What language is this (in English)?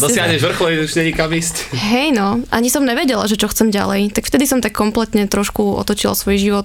Slovak